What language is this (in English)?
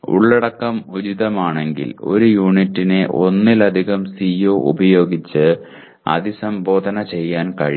Malayalam